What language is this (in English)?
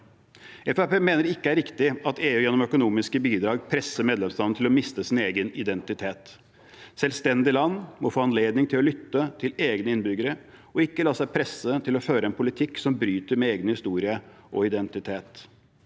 Norwegian